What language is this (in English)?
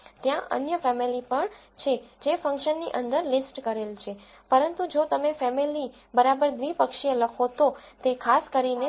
Gujarati